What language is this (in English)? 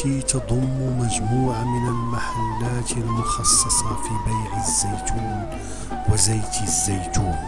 Arabic